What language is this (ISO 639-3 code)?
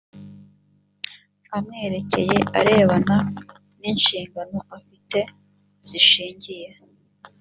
kin